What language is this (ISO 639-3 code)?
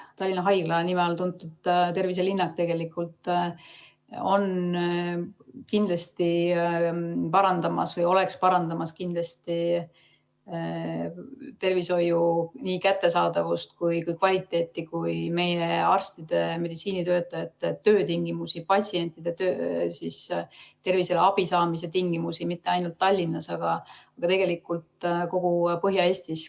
est